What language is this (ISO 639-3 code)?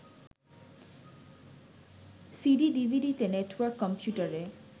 ben